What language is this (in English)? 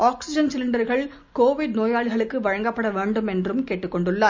Tamil